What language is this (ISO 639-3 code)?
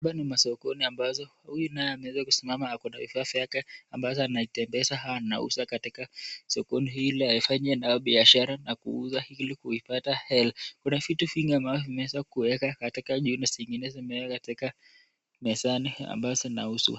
swa